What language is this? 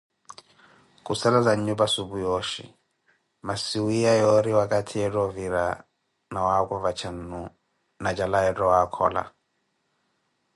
Koti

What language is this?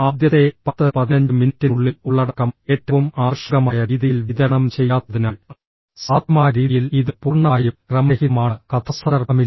Malayalam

